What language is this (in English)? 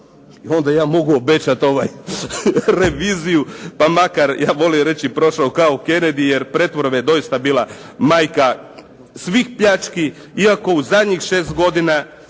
Croatian